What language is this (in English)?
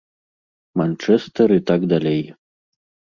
Belarusian